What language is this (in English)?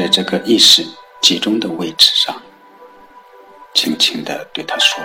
Chinese